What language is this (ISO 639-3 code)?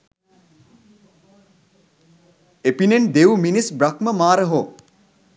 sin